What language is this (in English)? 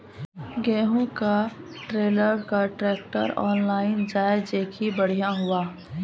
Maithili